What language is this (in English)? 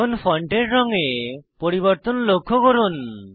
Bangla